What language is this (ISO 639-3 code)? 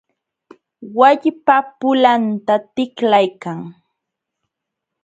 qxw